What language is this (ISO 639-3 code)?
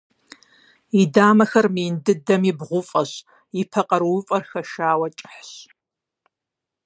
kbd